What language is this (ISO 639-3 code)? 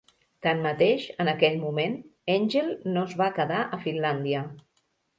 cat